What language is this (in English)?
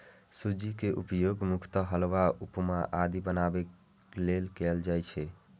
Maithili